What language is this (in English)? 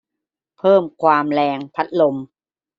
Thai